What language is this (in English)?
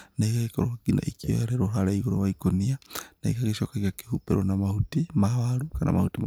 Kikuyu